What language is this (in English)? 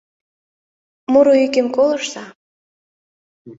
Mari